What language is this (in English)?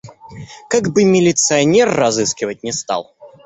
Russian